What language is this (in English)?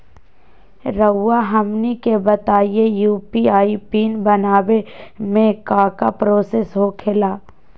Magahi